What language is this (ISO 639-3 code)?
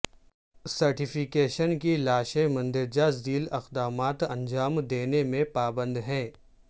urd